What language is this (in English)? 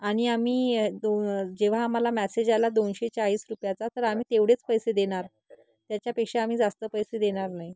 Marathi